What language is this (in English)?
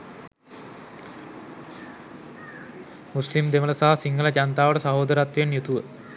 Sinhala